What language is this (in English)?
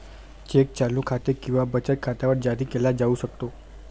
Marathi